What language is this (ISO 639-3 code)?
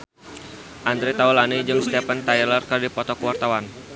sun